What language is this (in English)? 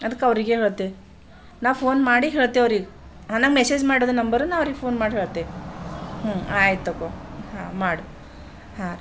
Kannada